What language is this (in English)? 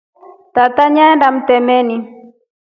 Rombo